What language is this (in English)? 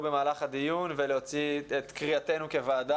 Hebrew